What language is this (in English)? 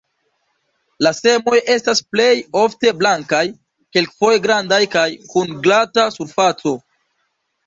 Esperanto